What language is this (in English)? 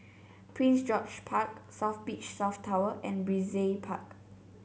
English